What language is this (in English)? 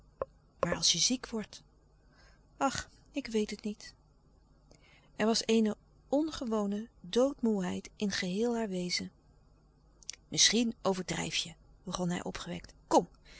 Dutch